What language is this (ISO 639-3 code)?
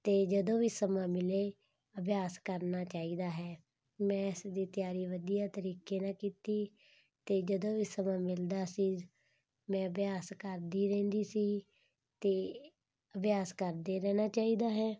pan